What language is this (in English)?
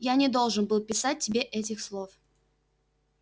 Russian